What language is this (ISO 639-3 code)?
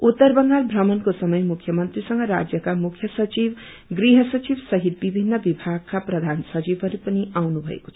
nep